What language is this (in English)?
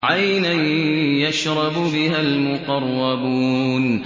Arabic